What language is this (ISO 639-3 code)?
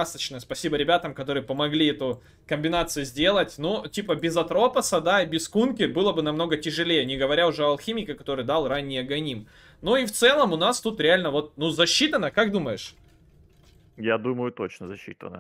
rus